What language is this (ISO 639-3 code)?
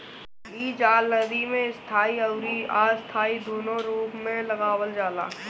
bho